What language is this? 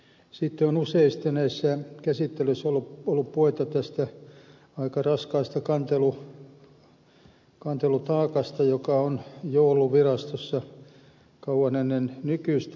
Finnish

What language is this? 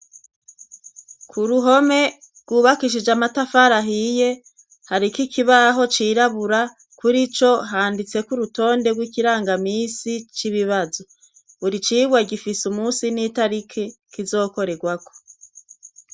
Rundi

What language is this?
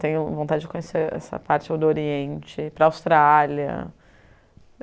Portuguese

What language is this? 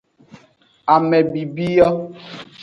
Aja (Benin)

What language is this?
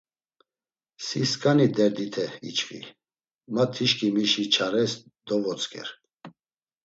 Laz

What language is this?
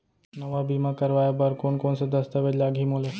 Chhattisgarhi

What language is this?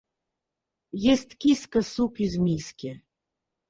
Russian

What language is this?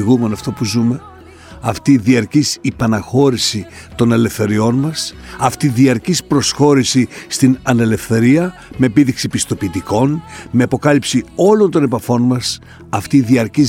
Greek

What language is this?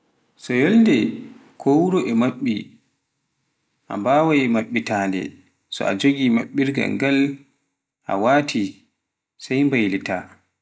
Pular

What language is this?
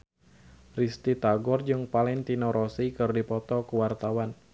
Sundanese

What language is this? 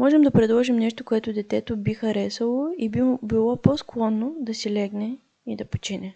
Bulgarian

